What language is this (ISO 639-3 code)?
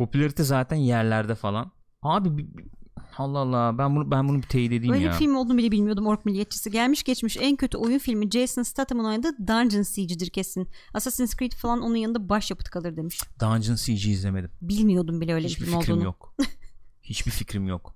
tur